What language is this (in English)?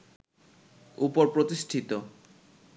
Bangla